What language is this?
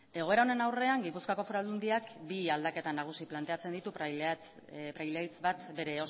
Basque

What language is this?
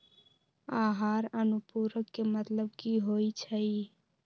Magahi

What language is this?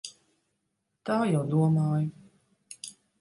Latvian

